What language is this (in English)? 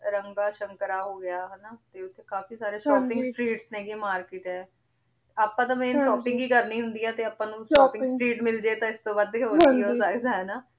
Punjabi